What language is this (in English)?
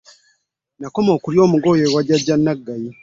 Ganda